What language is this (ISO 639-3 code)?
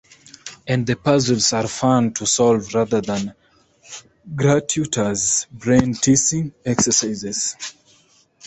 eng